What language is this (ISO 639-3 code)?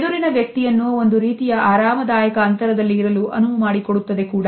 kan